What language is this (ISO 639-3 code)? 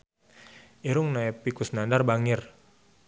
sun